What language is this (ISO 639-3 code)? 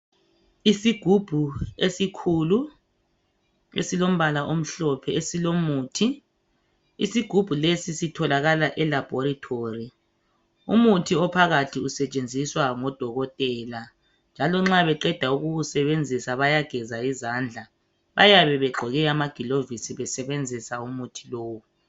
nde